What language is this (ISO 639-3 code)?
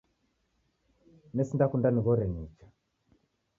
dav